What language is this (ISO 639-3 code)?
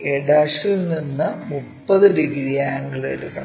mal